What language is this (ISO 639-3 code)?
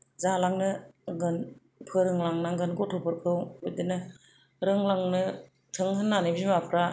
brx